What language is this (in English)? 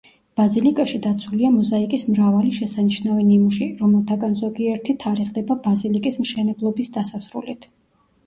Georgian